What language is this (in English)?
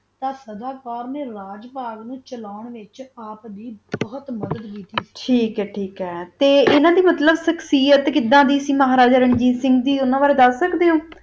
Punjabi